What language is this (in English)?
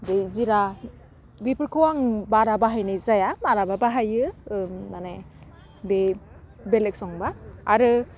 Bodo